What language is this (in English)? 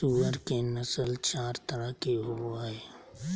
Magahi